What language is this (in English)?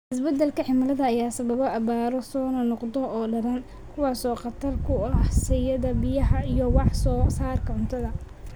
Somali